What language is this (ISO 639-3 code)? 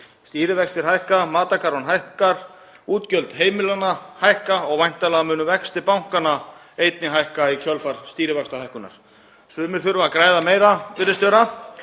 isl